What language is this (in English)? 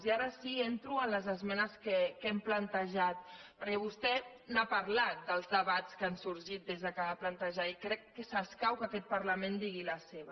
Catalan